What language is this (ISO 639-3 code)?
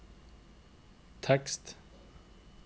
nor